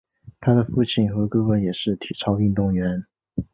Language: Chinese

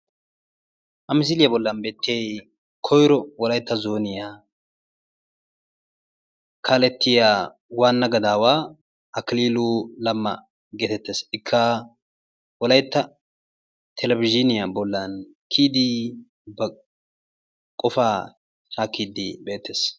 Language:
Wolaytta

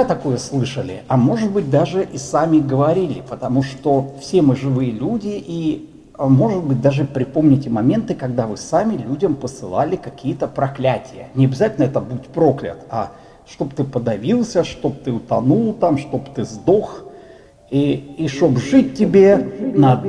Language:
Russian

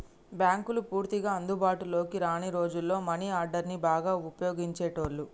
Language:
Telugu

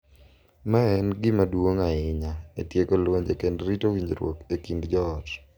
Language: Luo (Kenya and Tanzania)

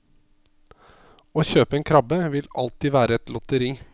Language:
Norwegian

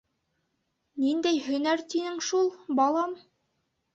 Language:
Bashkir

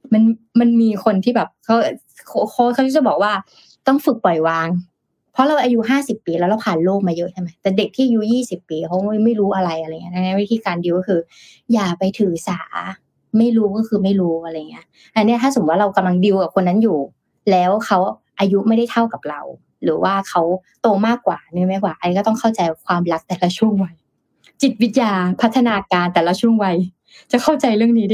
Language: Thai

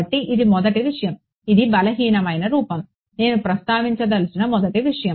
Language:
Telugu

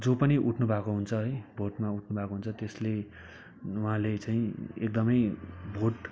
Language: Nepali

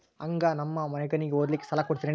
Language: Kannada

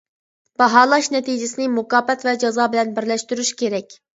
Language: Uyghur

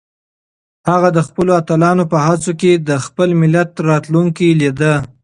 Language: Pashto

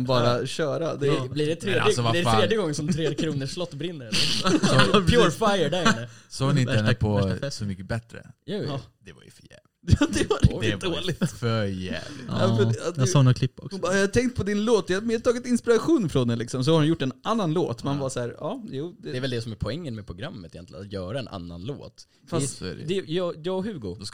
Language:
Swedish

